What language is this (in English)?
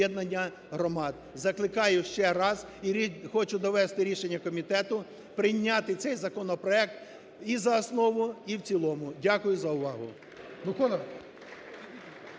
Ukrainian